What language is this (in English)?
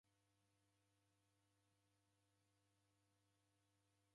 Taita